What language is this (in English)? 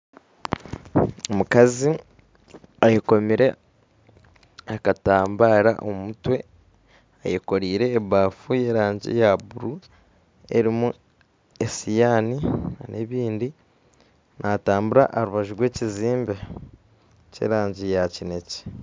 Nyankole